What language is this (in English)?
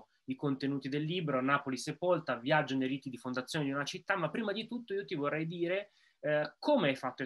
Italian